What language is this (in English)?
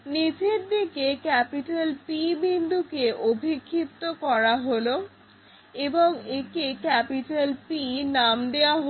Bangla